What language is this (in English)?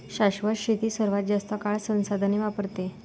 Marathi